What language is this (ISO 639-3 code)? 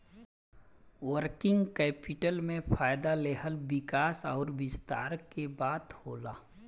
bho